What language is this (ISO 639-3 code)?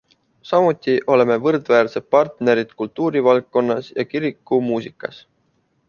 est